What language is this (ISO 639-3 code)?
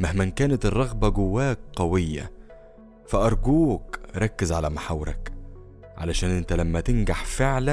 ara